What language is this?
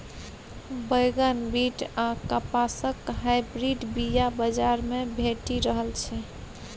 Maithili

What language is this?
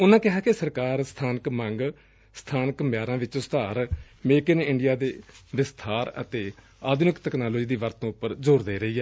Punjabi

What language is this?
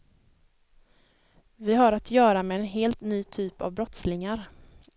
Swedish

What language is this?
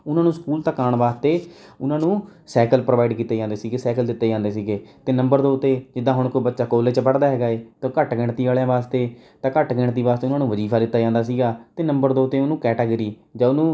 Punjabi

